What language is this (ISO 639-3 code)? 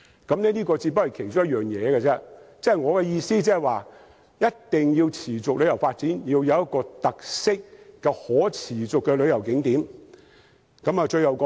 yue